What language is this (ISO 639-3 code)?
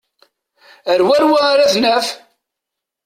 kab